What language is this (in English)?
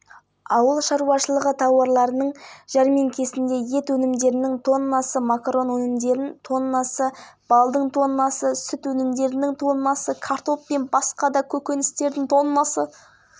Kazakh